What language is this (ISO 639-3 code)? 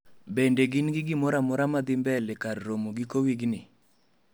luo